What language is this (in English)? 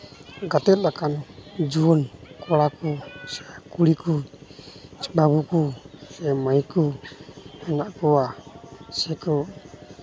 Santali